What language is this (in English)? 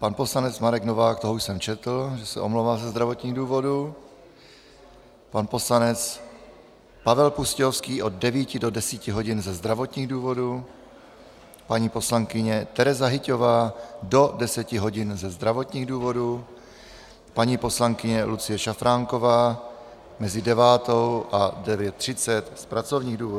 Czech